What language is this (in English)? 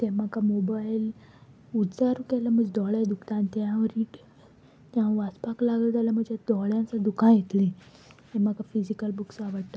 Konkani